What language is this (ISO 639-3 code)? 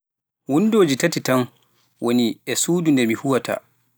fuf